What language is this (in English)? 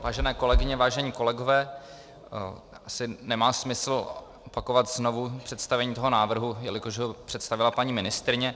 Czech